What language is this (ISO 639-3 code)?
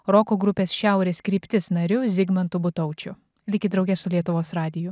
lit